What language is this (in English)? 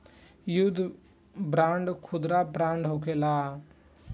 Bhojpuri